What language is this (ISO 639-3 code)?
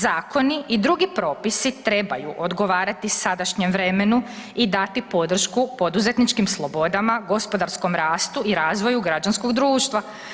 hrv